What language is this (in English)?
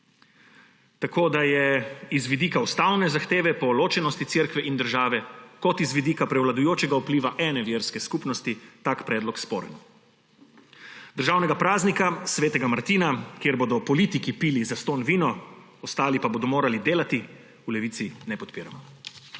Slovenian